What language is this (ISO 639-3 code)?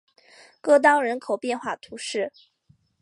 zho